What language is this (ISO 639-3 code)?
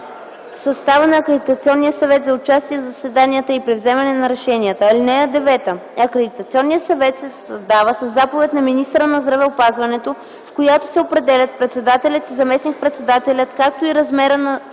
bul